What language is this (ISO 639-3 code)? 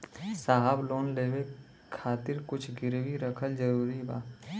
bho